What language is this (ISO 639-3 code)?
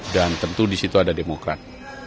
ind